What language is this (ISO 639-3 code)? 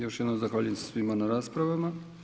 hrv